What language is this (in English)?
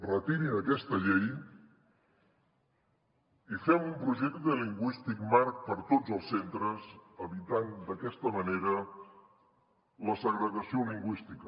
Catalan